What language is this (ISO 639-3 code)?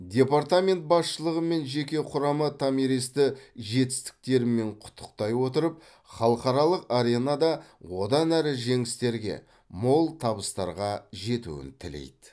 kaz